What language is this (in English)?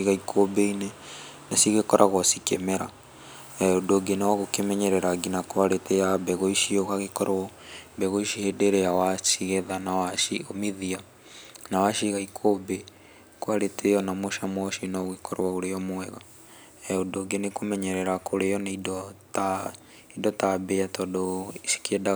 Kikuyu